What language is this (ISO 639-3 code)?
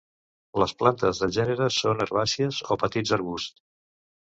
cat